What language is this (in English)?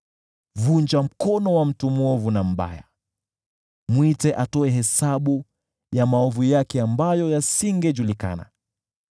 Swahili